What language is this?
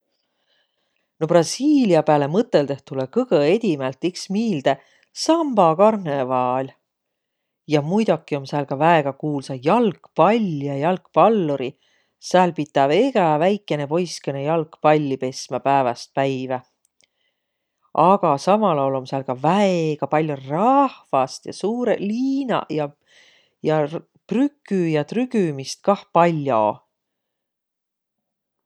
Võro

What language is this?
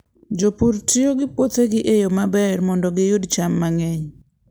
Luo (Kenya and Tanzania)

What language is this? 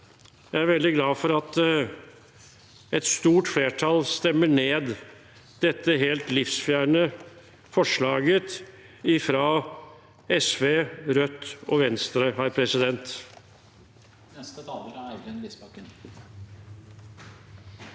Norwegian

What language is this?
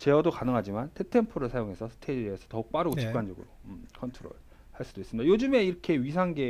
Korean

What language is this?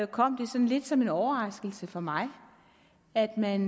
Danish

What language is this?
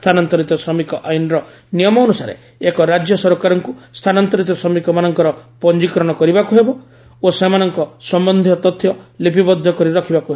Odia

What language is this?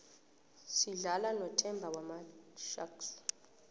South Ndebele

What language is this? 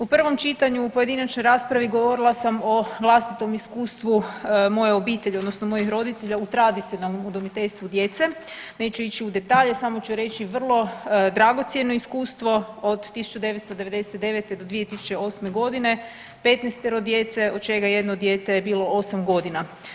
Croatian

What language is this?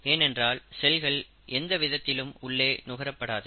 Tamil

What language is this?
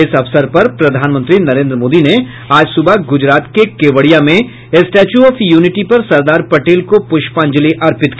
Hindi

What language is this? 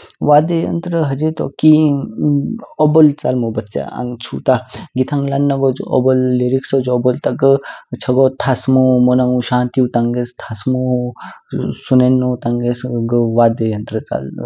Kinnauri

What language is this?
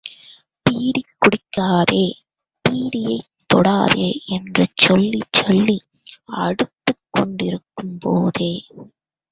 Tamil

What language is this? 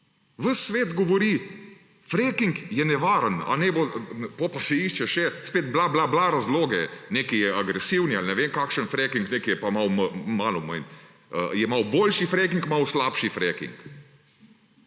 Slovenian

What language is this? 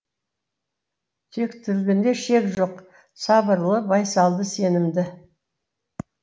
Kazakh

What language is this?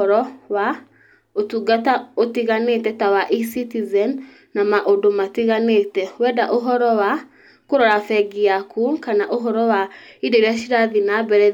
Kikuyu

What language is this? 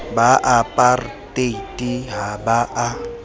Southern Sotho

